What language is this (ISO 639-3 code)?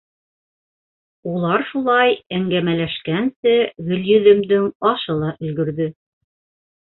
bak